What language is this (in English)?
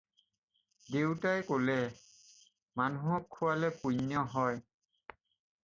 Assamese